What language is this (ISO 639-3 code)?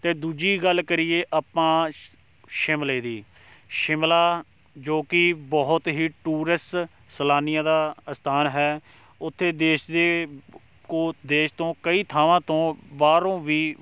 pan